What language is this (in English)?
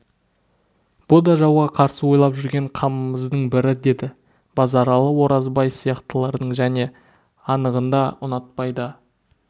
Kazakh